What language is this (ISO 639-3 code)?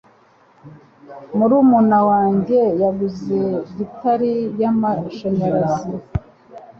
kin